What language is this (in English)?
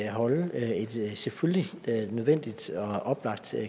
Danish